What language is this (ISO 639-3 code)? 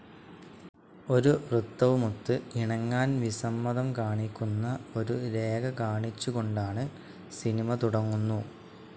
mal